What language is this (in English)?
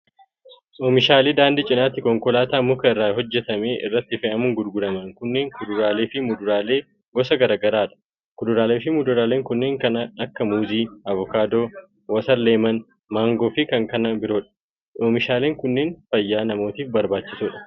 Oromo